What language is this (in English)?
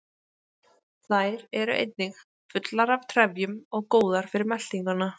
Icelandic